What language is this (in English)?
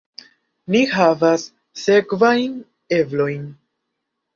Esperanto